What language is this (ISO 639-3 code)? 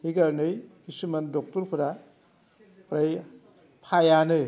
brx